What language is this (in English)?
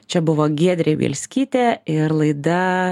Lithuanian